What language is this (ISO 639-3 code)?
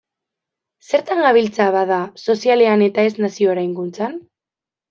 eus